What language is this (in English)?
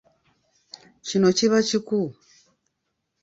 Ganda